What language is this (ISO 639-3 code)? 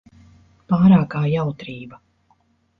lav